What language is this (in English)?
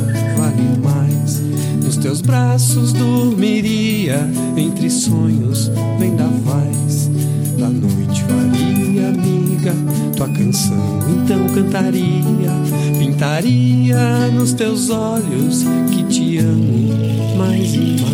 Portuguese